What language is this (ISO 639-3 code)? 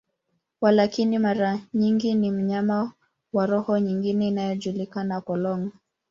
swa